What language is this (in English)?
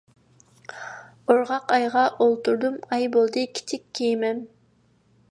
Uyghur